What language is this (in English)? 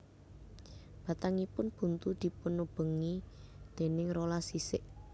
Javanese